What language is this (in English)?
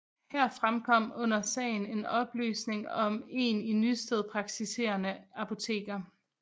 Danish